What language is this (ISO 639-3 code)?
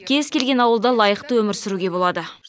kaz